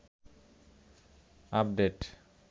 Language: Bangla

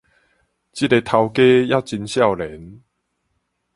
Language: Min Nan Chinese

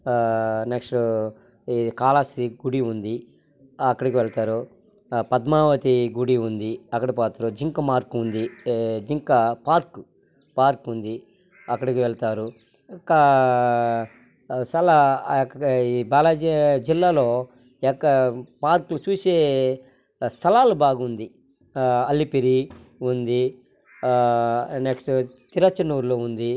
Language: Telugu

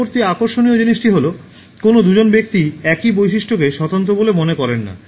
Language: Bangla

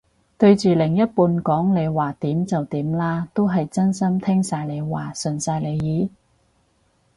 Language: Cantonese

